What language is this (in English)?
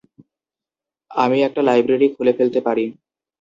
Bangla